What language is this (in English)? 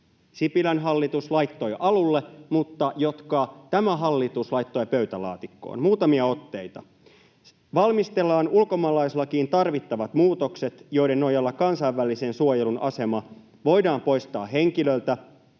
Finnish